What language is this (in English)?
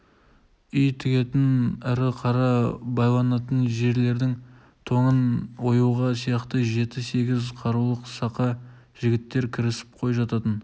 Kazakh